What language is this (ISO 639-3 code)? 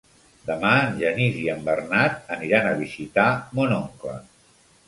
cat